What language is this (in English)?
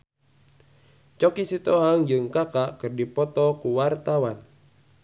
Sundanese